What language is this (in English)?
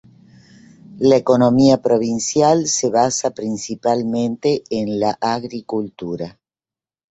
Spanish